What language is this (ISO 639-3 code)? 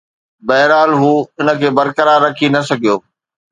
snd